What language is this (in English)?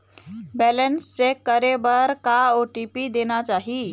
Chhattisgarhi